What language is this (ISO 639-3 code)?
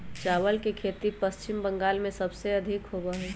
mag